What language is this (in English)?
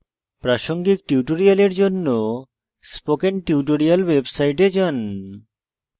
Bangla